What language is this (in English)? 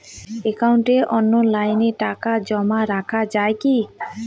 Bangla